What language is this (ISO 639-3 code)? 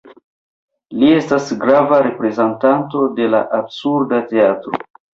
epo